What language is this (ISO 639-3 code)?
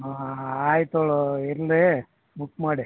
kan